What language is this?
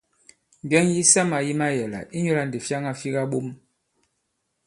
Bankon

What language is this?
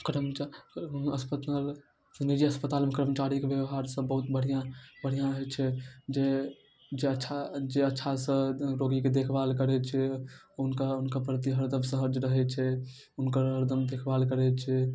Maithili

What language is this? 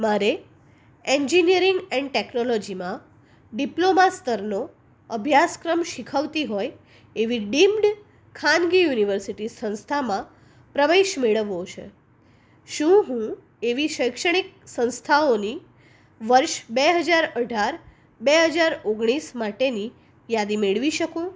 Gujarati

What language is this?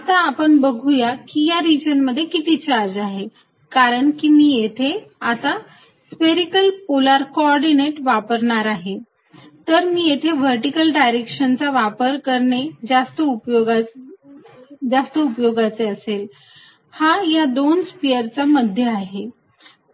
Marathi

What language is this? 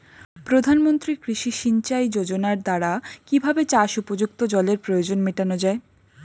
Bangla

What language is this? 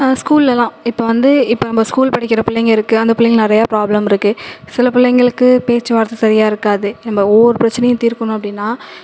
Tamil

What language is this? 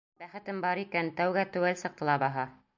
Bashkir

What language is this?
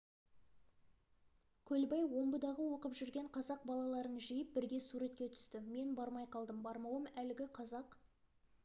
Kazakh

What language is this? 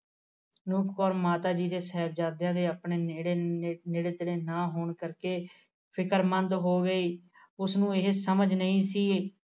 Punjabi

